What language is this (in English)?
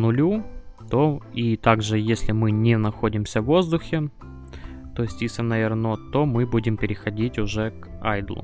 Russian